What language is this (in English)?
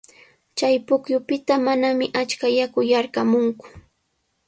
Sihuas Ancash Quechua